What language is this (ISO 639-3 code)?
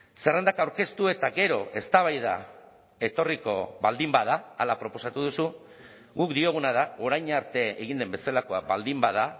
eus